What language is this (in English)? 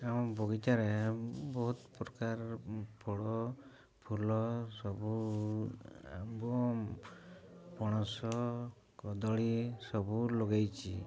Odia